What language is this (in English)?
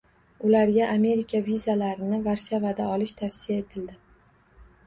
Uzbek